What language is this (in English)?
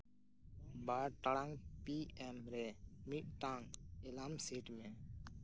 Santali